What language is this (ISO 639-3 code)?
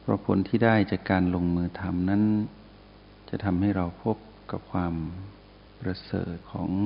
tha